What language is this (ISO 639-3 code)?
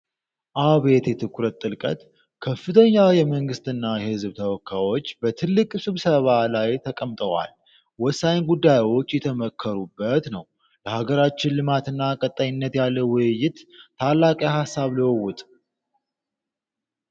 amh